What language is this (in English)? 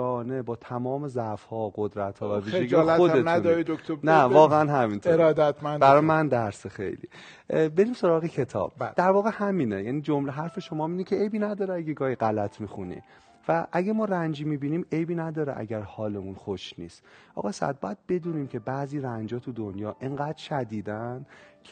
Persian